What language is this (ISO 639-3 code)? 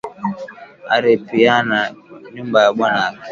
swa